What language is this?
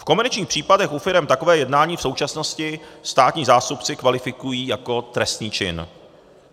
Czech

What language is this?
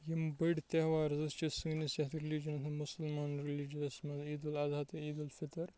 Kashmiri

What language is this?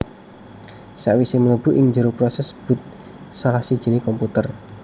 Javanese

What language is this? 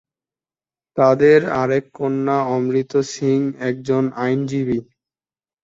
Bangla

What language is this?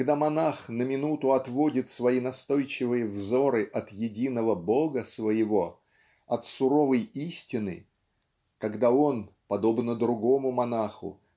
Russian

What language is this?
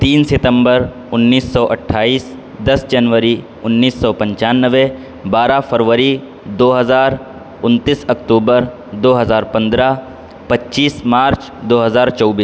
Urdu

